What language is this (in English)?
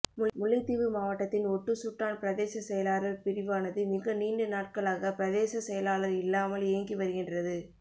Tamil